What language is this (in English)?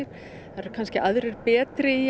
Icelandic